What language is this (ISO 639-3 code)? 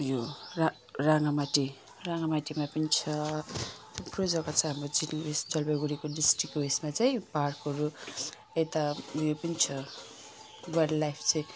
nep